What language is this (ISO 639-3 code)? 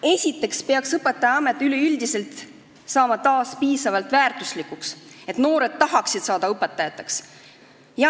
est